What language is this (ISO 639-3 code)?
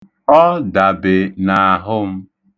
ibo